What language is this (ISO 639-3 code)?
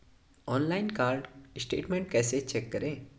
hin